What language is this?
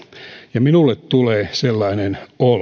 Finnish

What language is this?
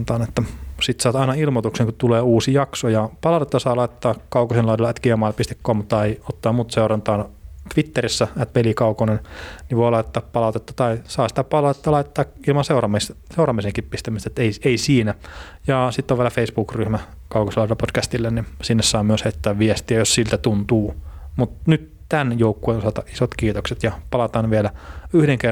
Finnish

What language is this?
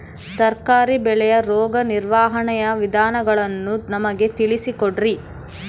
Kannada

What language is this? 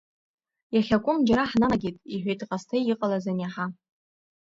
Abkhazian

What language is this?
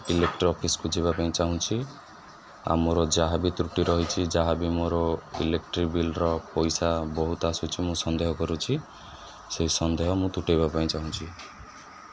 Odia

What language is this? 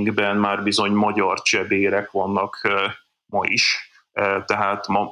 Hungarian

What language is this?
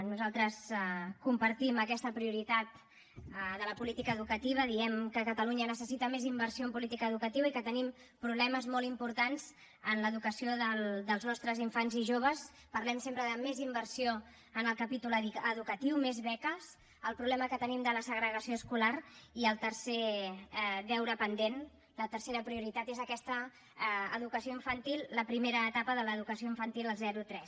Catalan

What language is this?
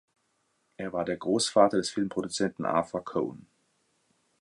German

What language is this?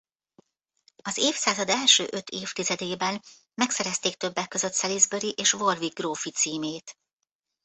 Hungarian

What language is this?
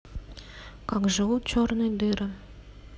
Russian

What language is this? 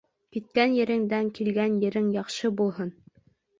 Bashkir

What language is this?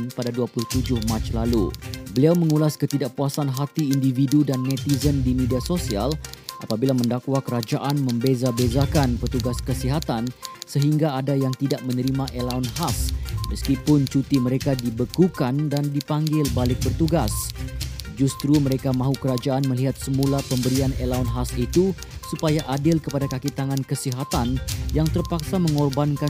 Malay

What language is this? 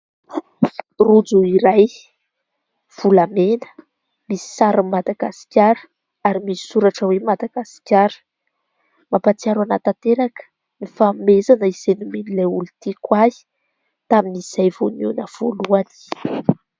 Malagasy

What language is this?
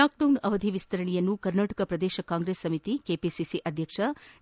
Kannada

